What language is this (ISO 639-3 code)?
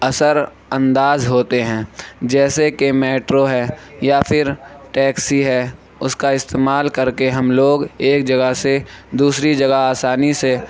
urd